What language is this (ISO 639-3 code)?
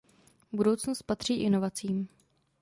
ces